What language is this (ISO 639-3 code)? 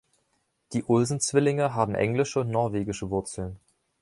deu